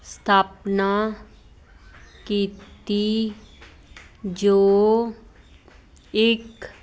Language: Punjabi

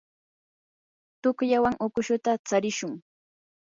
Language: Yanahuanca Pasco Quechua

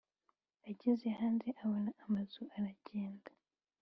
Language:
Kinyarwanda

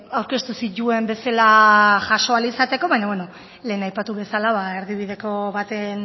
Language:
Basque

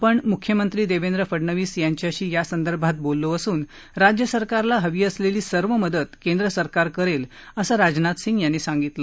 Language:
Marathi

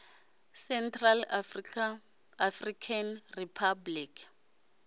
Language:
Venda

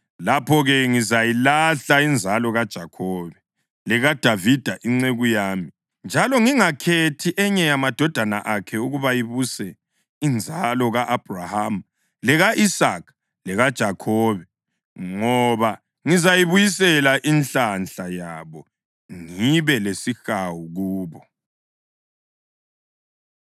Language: North Ndebele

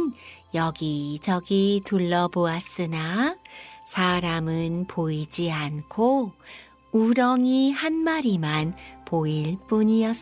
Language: Korean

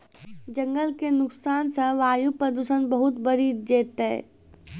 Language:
Maithili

